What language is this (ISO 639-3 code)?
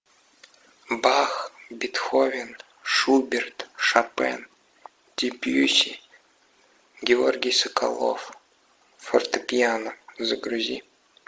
rus